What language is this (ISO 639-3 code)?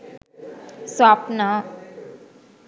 sin